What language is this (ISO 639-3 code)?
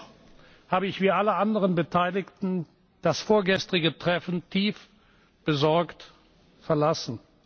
deu